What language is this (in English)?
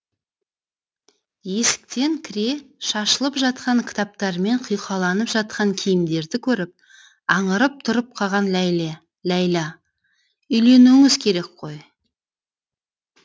Kazakh